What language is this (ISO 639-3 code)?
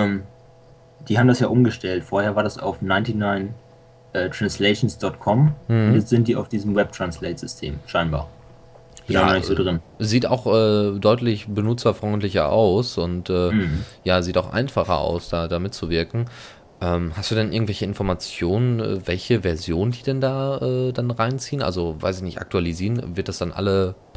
deu